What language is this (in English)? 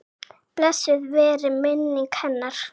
Icelandic